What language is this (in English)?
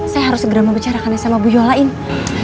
Indonesian